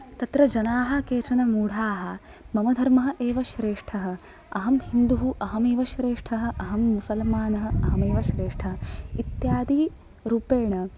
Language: Sanskrit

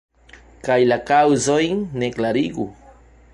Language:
Esperanto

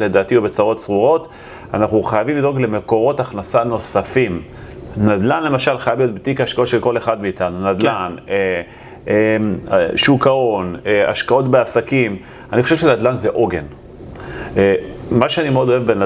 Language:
Hebrew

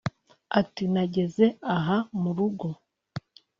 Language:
Kinyarwanda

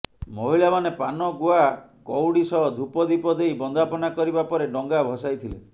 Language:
Odia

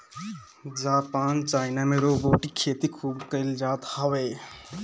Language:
Bhojpuri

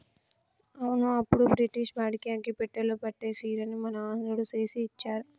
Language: Telugu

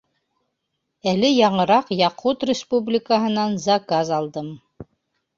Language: Bashkir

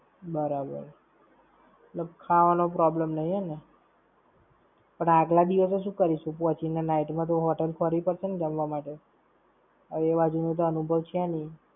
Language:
Gujarati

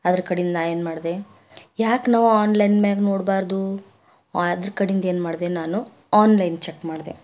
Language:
Kannada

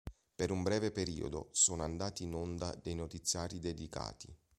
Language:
Italian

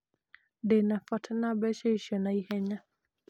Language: Kikuyu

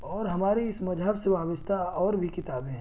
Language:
Urdu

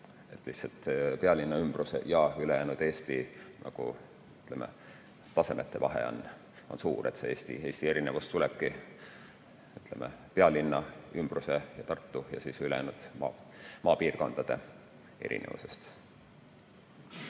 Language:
Estonian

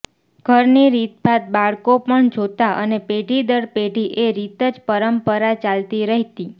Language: Gujarati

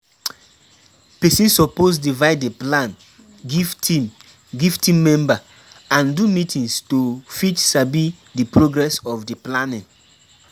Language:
Nigerian Pidgin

